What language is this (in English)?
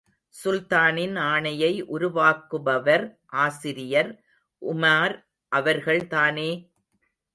Tamil